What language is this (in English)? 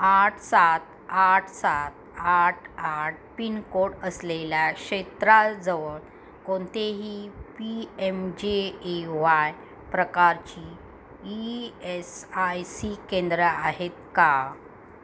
Marathi